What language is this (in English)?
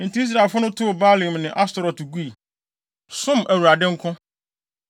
Akan